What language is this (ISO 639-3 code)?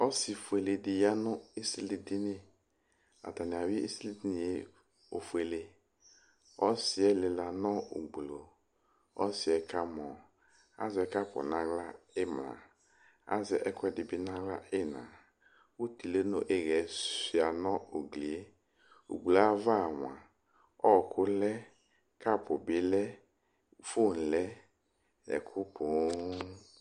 kpo